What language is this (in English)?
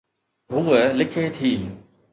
Sindhi